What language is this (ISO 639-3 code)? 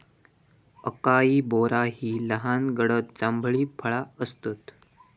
mar